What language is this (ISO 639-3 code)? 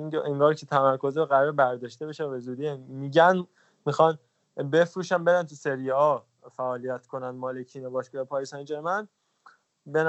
fas